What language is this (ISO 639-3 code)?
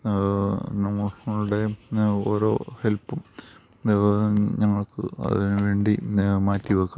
mal